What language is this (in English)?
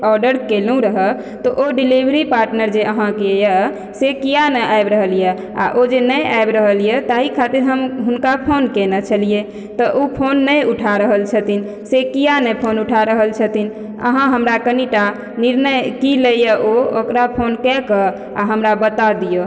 Maithili